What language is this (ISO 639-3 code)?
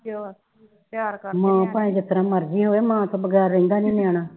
pan